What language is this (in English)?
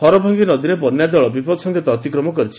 Odia